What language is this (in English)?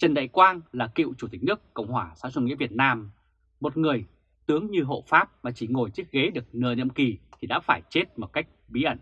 Vietnamese